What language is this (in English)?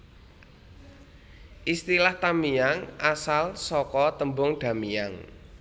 Javanese